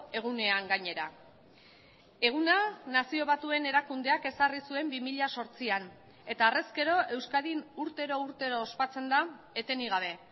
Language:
Basque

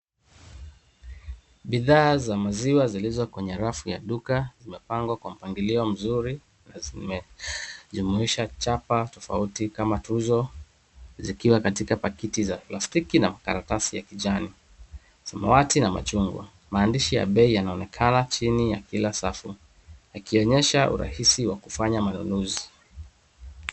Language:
Swahili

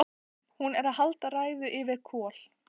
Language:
Icelandic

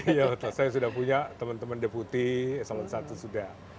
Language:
Indonesian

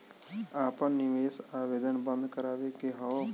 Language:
Bhojpuri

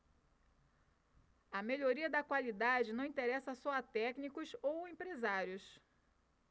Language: Portuguese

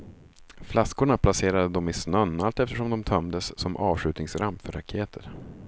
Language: Swedish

